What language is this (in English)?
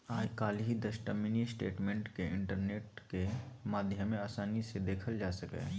Maithili